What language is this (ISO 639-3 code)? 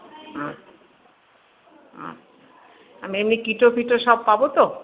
ben